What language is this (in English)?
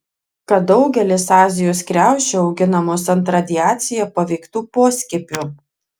Lithuanian